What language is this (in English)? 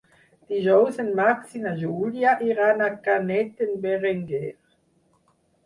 Catalan